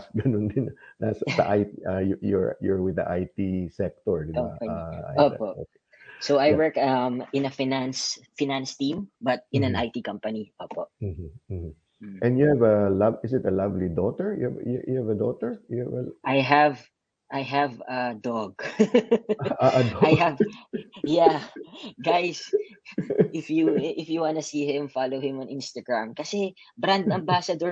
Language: Filipino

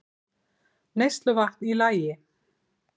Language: Icelandic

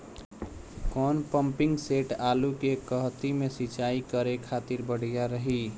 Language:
Bhojpuri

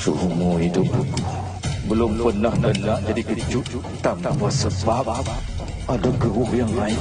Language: Malay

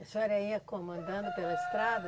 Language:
Portuguese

